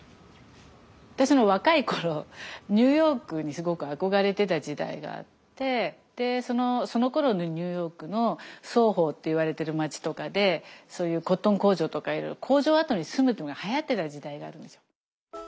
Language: Japanese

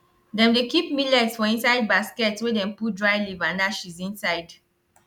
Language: Nigerian Pidgin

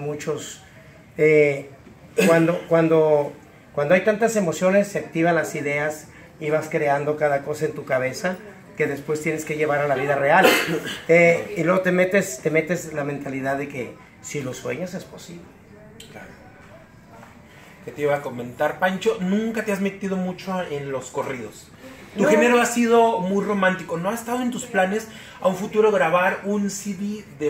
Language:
Spanish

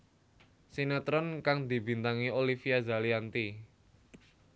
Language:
Javanese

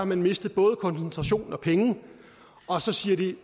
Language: Danish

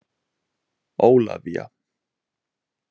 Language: Icelandic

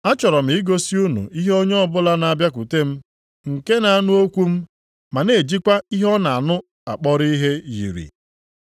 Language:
Igbo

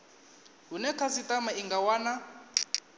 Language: Venda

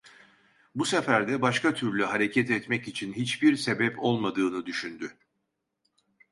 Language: Turkish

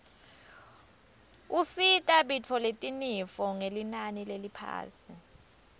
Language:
Swati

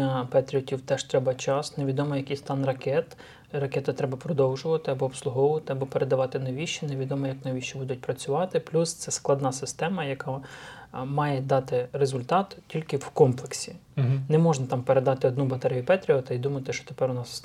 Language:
Ukrainian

